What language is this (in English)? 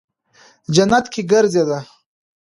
Pashto